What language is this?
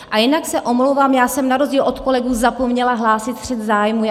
Czech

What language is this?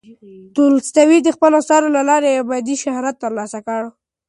Pashto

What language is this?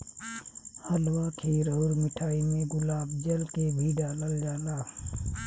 Bhojpuri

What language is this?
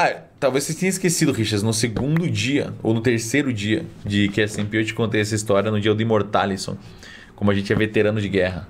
Portuguese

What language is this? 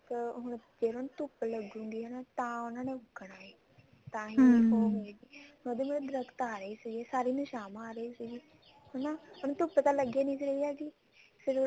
Punjabi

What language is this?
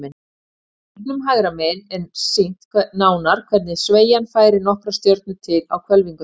Icelandic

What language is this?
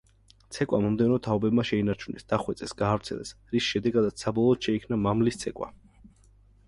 Georgian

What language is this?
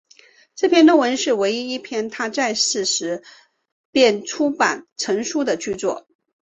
Chinese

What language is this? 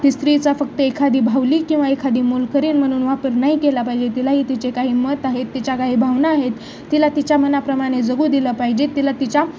Marathi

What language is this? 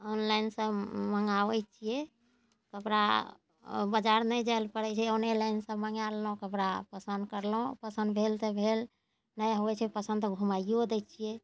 Maithili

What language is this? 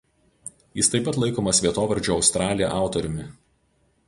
Lithuanian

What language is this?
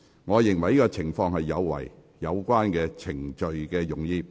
Cantonese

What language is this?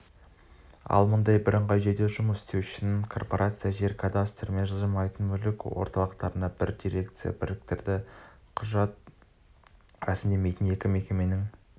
Kazakh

